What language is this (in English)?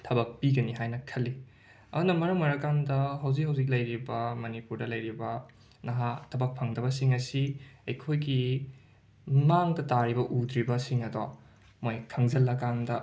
Manipuri